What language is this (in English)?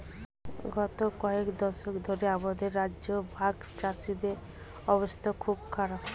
Bangla